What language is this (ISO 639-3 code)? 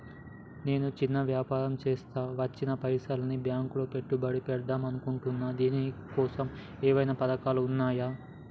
tel